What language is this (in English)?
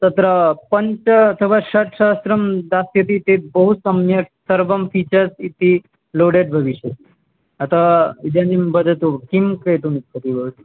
Sanskrit